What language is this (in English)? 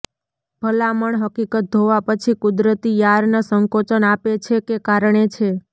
Gujarati